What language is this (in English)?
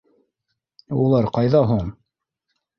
Bashkir